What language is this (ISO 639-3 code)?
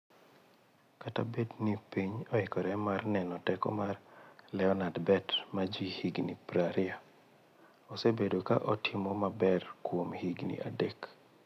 luo